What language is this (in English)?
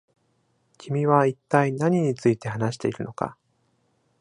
Japanese